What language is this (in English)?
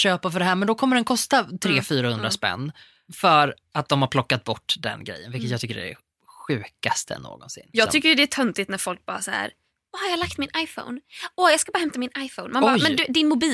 Swedish